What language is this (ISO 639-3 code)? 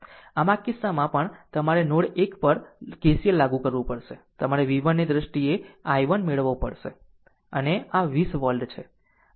guj